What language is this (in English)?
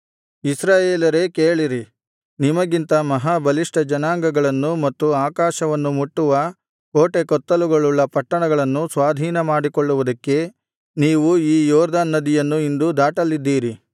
Kannada